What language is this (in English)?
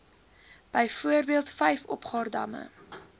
Afrikaans